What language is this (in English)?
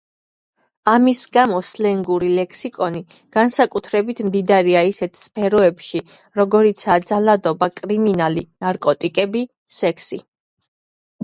Georgian